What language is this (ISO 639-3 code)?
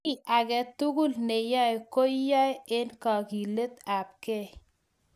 kln